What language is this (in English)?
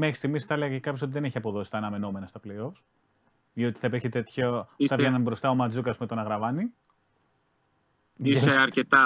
Greek